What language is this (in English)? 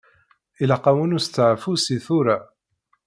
Kabyle